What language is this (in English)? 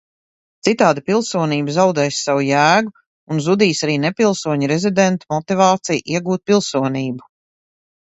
Latvian